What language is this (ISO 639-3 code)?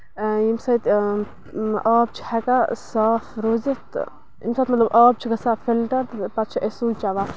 kas